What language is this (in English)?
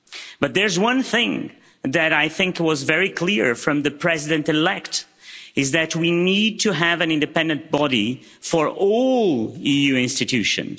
English